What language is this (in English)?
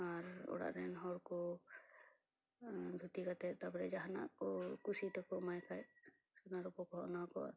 Santali